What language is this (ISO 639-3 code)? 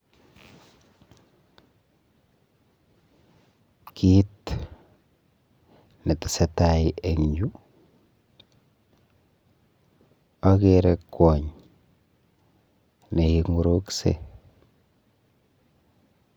kln